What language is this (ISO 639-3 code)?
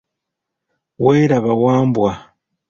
lug